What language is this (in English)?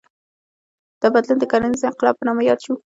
Pashto